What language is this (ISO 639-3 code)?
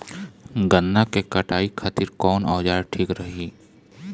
bho